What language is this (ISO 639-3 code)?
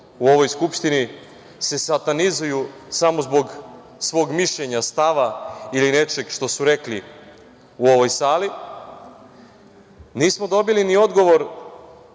srp